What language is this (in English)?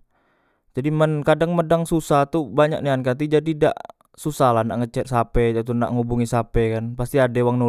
Musi